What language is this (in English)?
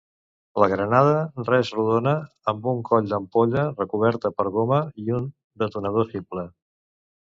Catalan